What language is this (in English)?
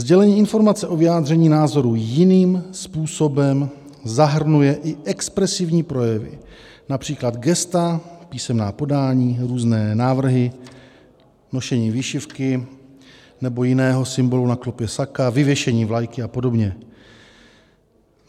Czech